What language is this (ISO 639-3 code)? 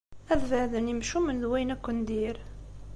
kab